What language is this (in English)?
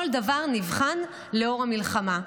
Hebrew